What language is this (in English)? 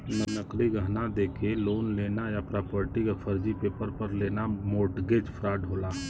Bhojpuri